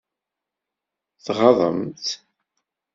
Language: Kabyle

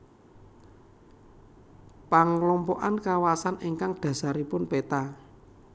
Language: Javanese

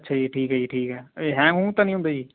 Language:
Punjabi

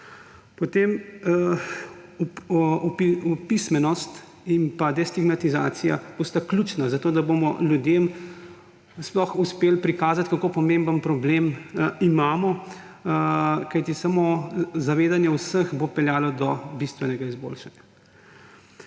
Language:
Slovenian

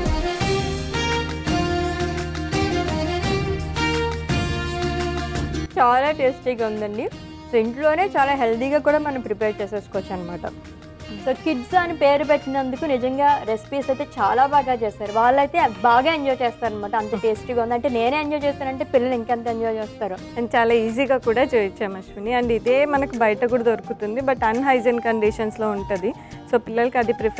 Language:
Telugu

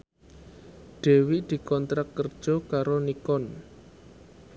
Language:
Javanese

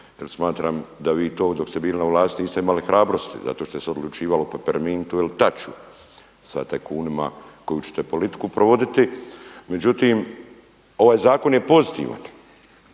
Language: Croatian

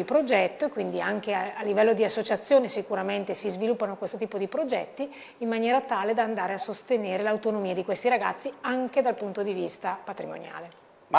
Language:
Italian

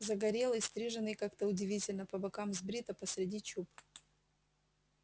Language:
Russian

